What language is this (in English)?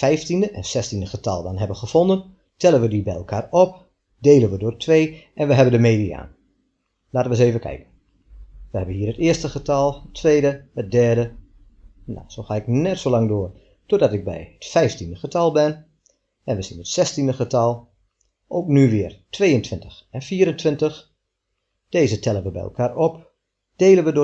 Dutch